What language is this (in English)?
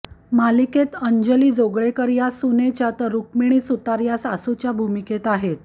Marathi